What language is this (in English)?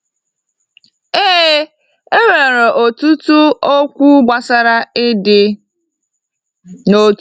Igbo